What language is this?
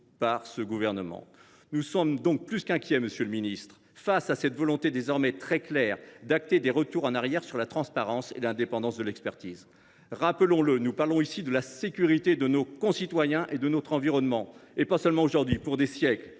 French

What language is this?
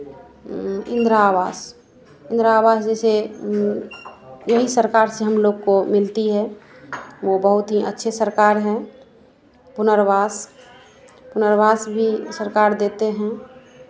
Hindi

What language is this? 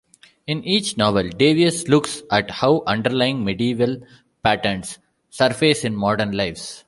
English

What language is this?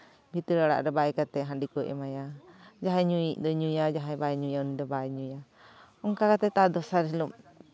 Santali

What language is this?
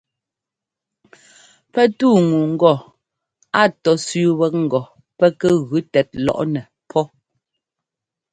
Ngomba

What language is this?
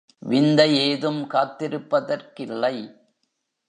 Tamil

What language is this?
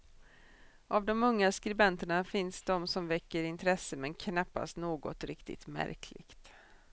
Swedish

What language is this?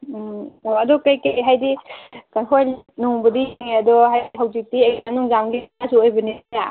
Manipuri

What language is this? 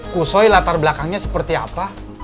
Indonesian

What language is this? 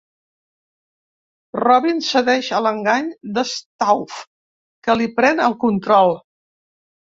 Catalan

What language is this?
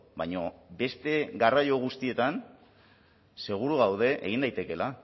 Basque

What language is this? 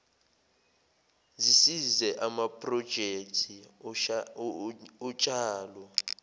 Zulu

